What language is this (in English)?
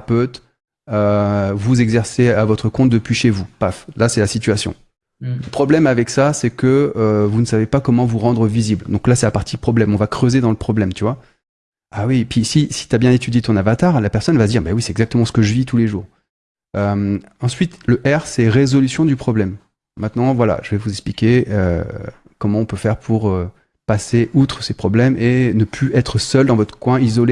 French